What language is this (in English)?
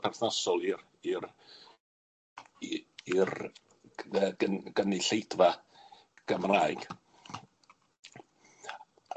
Welsh